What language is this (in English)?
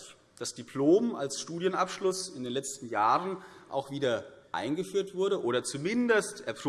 German